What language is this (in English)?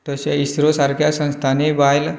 Konkani